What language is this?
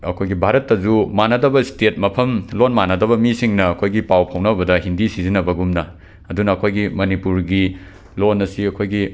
Manipuri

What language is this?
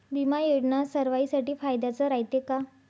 Marathi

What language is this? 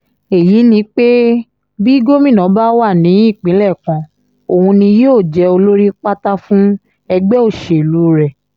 Yoruba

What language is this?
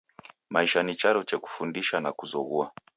Taita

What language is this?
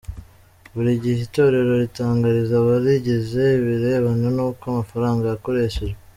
Kinyarwanda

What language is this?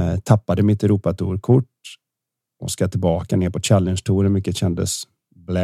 Swedish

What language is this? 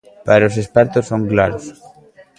Galician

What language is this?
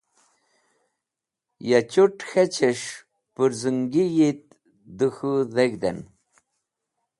Wakhi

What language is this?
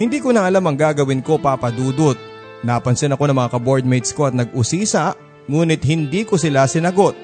Filipino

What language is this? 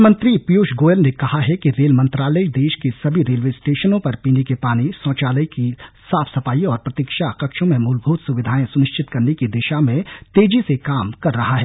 Hindi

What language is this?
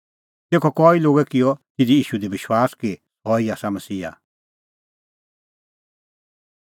Kullu Pahari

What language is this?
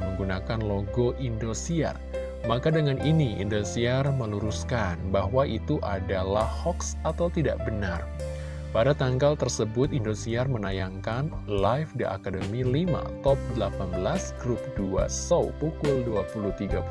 Indonesian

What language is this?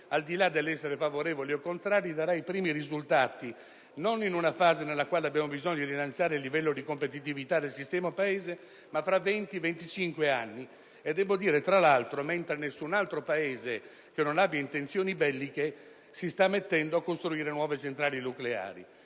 Italian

